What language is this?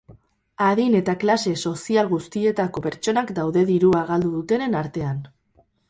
Basque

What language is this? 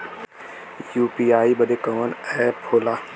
Bhojpuri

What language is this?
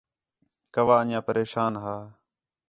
Khetrani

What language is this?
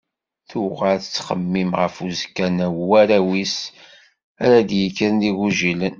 Kabyle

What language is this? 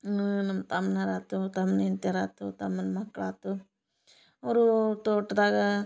Kannada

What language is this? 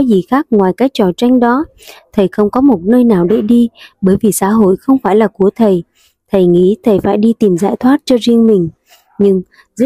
Vietnamese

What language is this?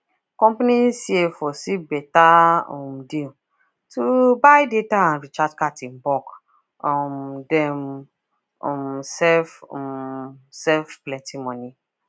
Nigerian Pidgin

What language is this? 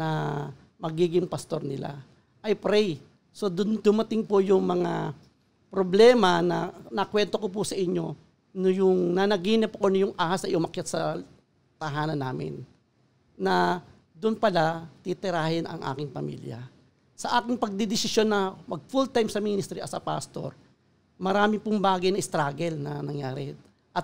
Filipino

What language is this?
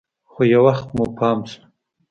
Pashto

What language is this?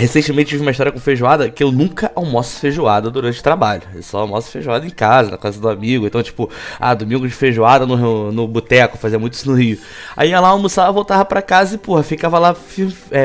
Portuguese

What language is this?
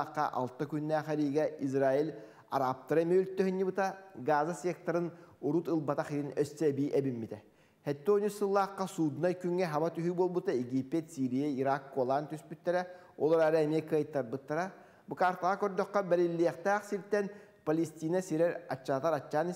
Turkish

